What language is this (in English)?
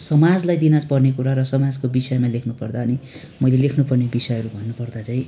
Nepali